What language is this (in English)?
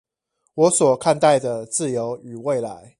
Chinese